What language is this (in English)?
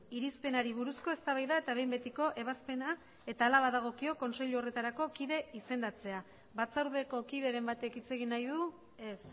Basque